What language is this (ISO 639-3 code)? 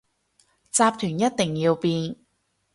yue